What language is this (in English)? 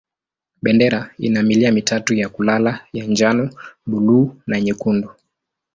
Swahili